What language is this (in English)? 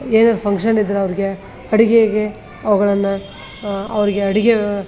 Kannada